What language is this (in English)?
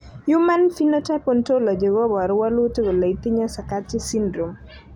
Kalenjin